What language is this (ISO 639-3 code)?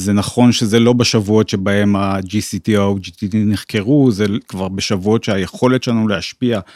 heb